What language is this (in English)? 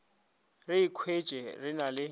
Northern Sotho